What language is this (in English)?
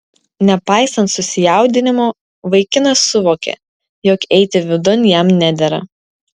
Lithuanian